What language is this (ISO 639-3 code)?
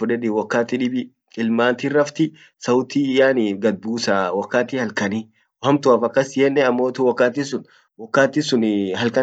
orc